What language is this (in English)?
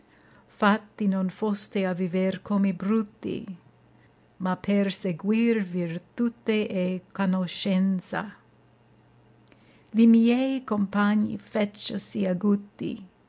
Italian